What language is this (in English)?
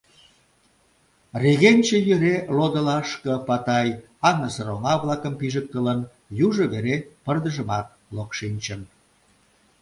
Mari